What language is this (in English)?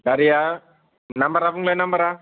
Bodo